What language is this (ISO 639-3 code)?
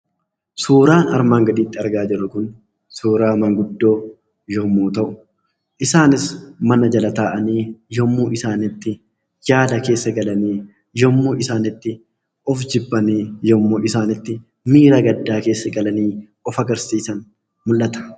orm